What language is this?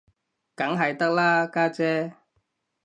Cantonese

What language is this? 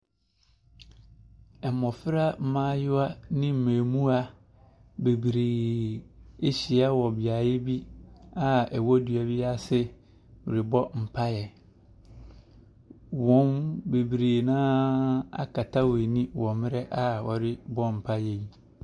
Akan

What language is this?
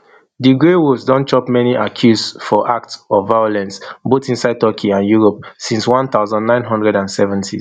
Nigerian Pidgin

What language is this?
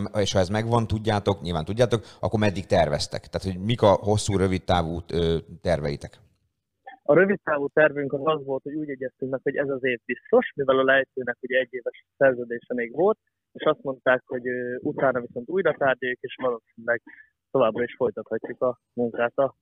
Hungarian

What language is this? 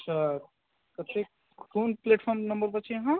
Maithili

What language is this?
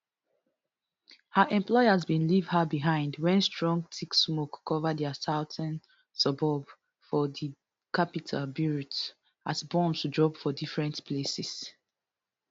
Nigerian Pidgin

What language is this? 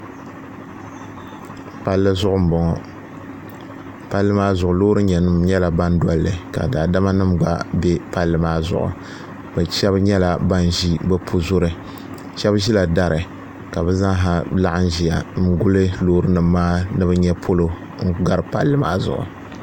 Dagbani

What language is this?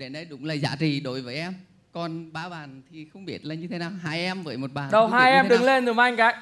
Vietnamese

